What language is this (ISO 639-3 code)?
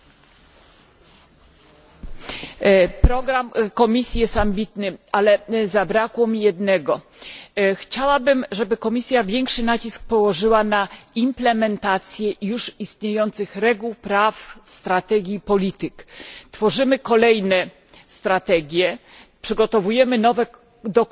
pol